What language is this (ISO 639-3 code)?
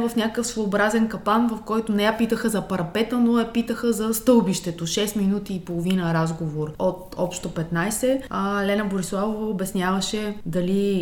bul